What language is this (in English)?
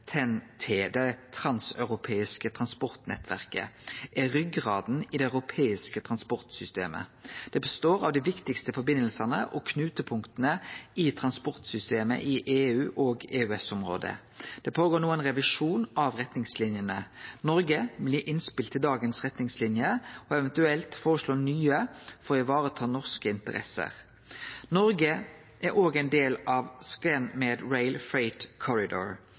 Norwegian Nynorsk